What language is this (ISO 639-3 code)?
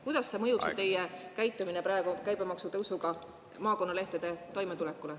est